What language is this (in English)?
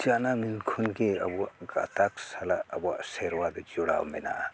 Santali